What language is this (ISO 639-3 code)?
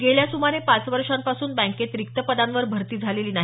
mar